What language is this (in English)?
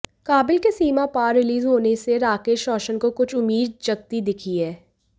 Hindi